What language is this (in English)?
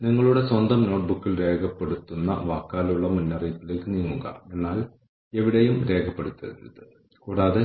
Malayalam